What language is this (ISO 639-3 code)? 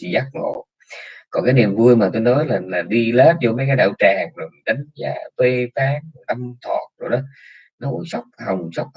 vie